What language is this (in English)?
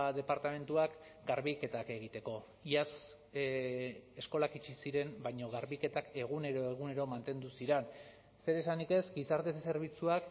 Basque